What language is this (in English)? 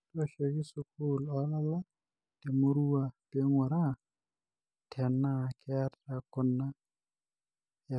Masai